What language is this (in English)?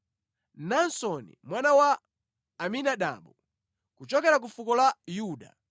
Nyanja